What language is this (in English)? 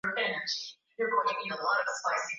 Swahili